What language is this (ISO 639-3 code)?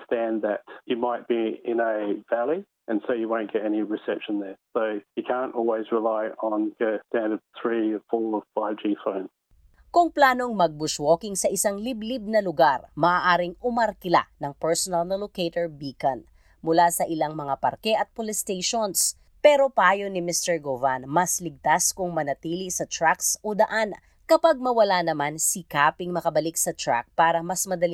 fil